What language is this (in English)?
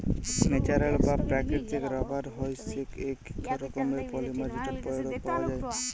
Bangla